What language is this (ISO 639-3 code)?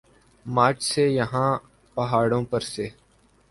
urd